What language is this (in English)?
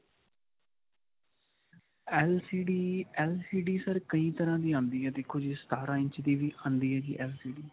Punjabi